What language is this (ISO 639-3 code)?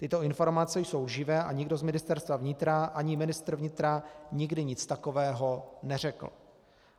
ces